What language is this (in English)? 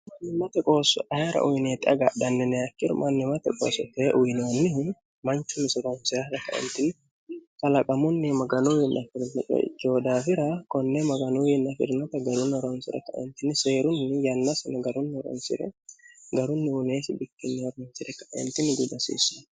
Sidamo